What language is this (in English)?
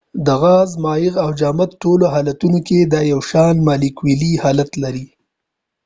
Pashto